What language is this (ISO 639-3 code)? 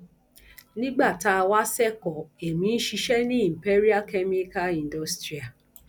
yor